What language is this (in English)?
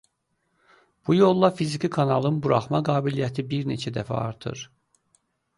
Azerbaijani